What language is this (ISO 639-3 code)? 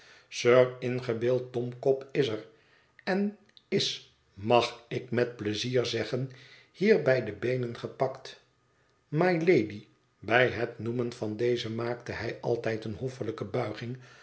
nld